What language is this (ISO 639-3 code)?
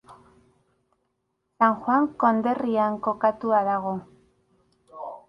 eus